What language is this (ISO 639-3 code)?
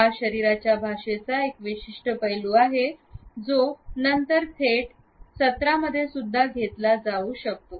mar